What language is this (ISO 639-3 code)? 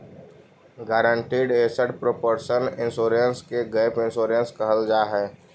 mag